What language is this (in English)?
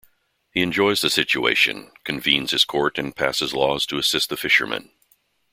English